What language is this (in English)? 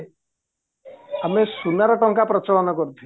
Odia